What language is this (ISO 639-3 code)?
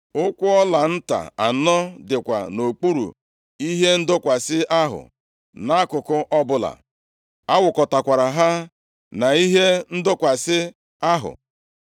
ibo